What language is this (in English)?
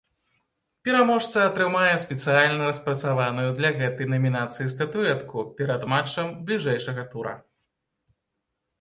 Belarusian